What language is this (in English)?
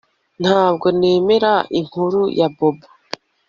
Kinyarwanda